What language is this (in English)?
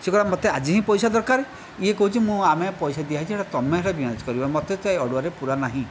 Odia